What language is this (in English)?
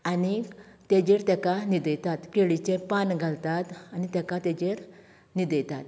Konkani